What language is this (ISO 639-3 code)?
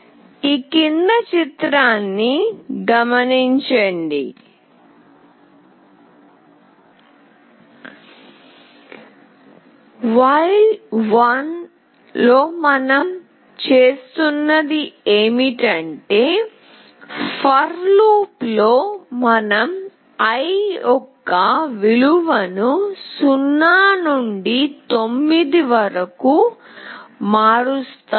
tel